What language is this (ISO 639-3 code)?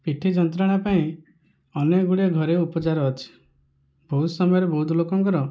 ori